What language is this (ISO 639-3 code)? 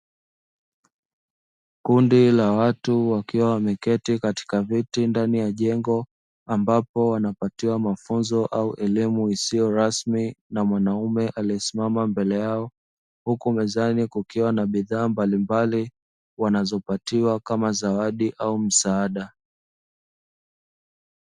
swa